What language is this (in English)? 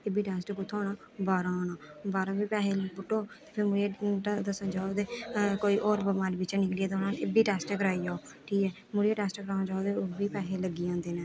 Dogri